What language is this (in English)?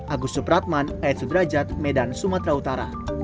Indonesian